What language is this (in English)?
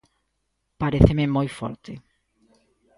Galician